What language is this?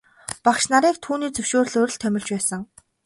Mongolian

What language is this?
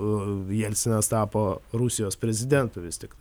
Lithuanian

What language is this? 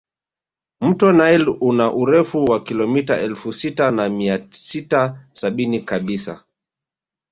Swahili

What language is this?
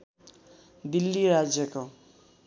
Nepali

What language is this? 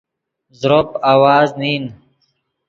Yidgha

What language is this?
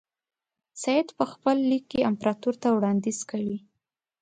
Pashto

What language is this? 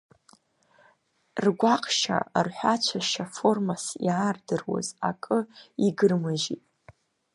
Abkhazian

